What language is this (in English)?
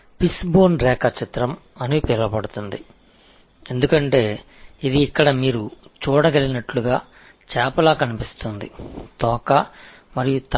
Tamil